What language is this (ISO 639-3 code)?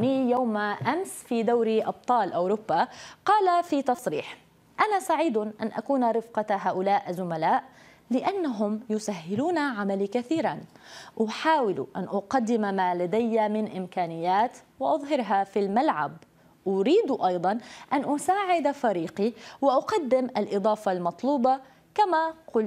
ara